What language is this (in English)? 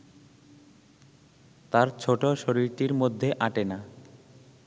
Bangla